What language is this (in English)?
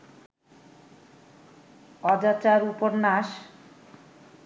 Bangla